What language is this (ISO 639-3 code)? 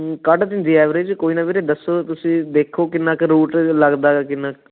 pan